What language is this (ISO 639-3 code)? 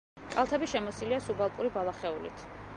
kat